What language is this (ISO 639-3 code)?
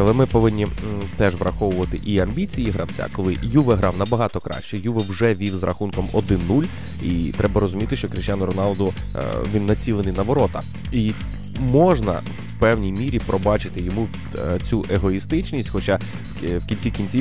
ukr